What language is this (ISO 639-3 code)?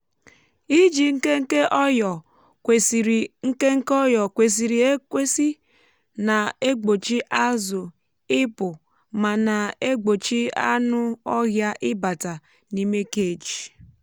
ibo